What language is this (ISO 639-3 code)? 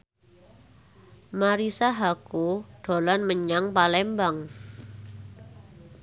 jav